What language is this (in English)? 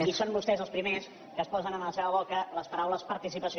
Catalan